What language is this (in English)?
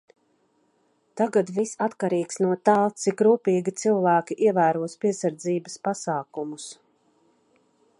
Latvian